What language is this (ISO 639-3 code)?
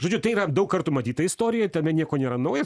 lit